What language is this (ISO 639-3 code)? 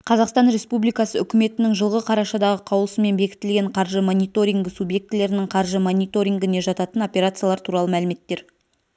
kaz